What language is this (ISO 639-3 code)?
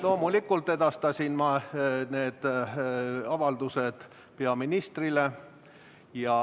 est